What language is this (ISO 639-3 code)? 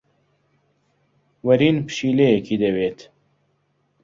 ckb